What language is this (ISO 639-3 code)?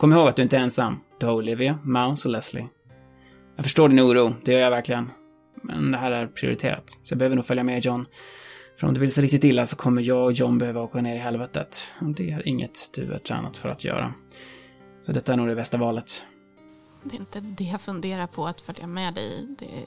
swe